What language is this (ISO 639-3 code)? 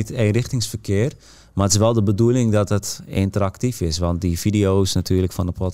nld